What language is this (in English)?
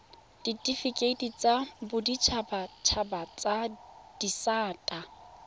Tswana